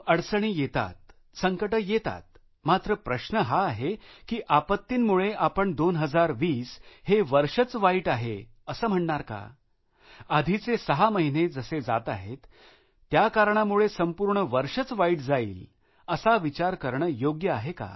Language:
Marathi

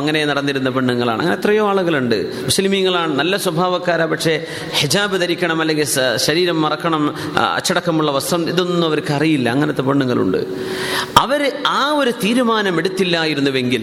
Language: Malayalam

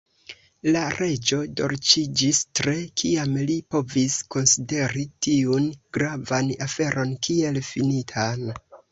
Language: Esperanto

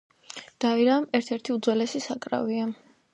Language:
Georgian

